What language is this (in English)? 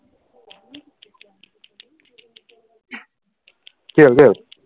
Assamese